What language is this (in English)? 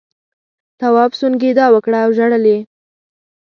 Pashto